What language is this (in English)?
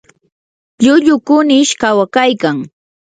Yanahuanca Pasco Quechua